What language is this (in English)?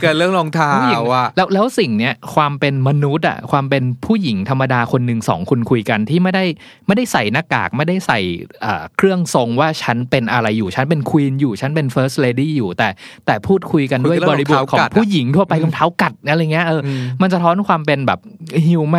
Thai